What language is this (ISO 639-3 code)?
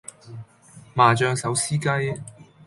yue